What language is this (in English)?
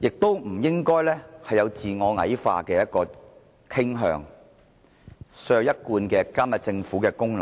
Cantonese